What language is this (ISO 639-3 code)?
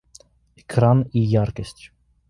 rus